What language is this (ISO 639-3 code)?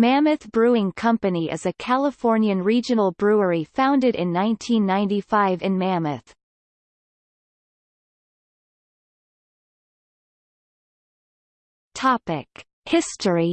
eng